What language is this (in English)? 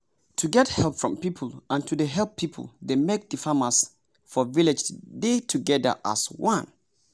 Nigerian Pidgin